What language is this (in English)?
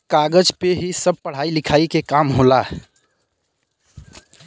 Bhojpuri